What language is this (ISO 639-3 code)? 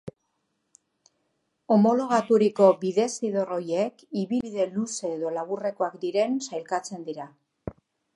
eus